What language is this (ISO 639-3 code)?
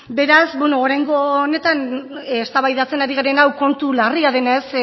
eus